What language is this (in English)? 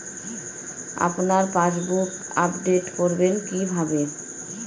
Bangla